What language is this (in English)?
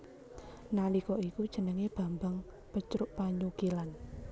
Javanese